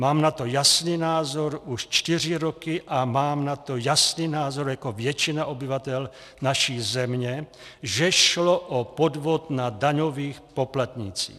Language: Czech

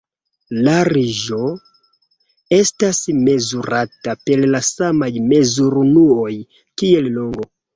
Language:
Esperanto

